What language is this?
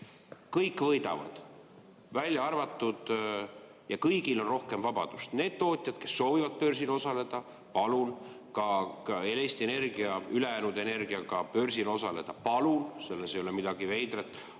Estonian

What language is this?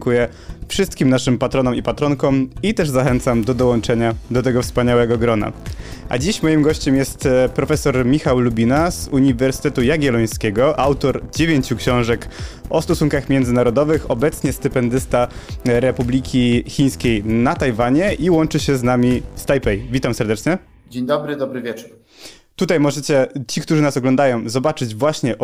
Polish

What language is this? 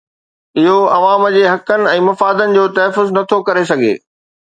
Sindhi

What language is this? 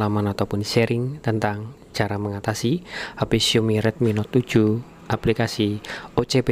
Indonesian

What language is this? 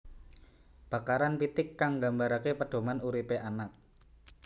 Javanese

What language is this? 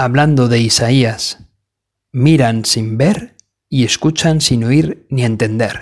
Spanish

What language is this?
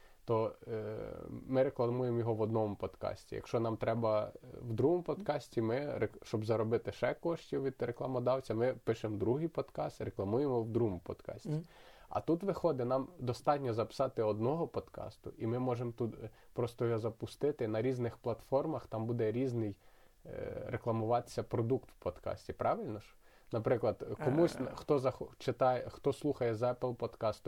Ukrainian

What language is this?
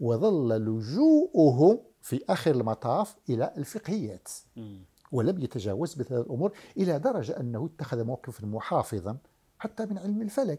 Arabic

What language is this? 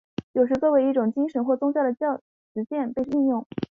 Chinese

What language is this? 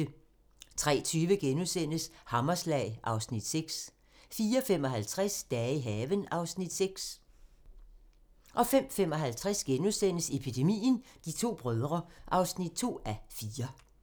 Danish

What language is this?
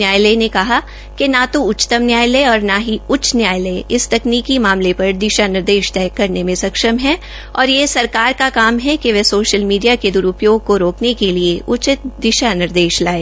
Hindi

